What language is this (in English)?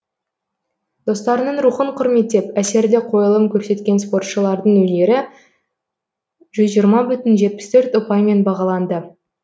Kazakh